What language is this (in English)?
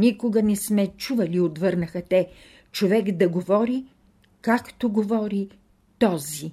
Bulgarian